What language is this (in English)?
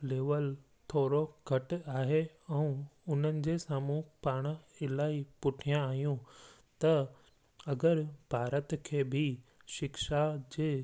Sindhi